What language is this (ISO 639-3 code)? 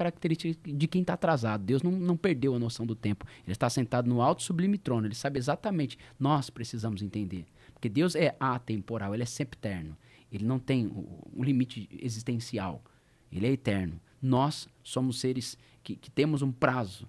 por